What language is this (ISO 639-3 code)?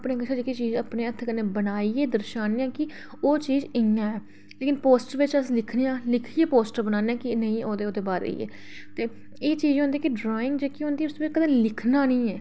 doi